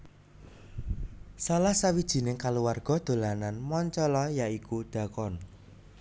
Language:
Javanese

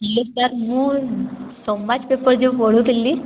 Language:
Odia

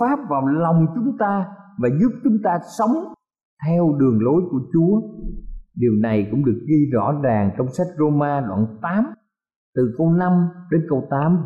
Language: Vietnamese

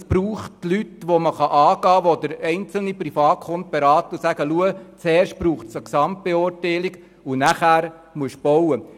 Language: Swiss German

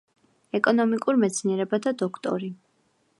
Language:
Georgian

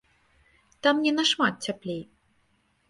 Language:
Belarusian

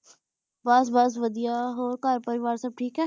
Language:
Punjabi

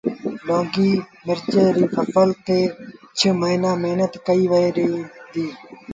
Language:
Sindhi Bhil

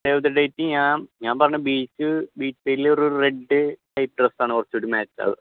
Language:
Malayalam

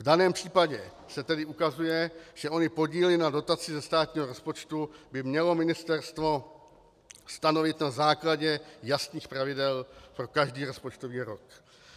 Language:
Czech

